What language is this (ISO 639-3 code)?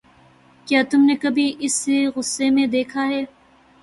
urd